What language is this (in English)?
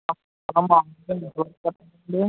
Telugu